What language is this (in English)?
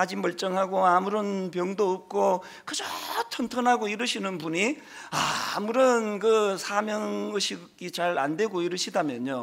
Korean